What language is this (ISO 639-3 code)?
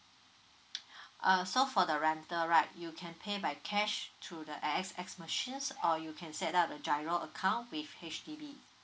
eng